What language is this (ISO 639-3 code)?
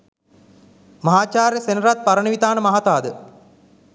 sin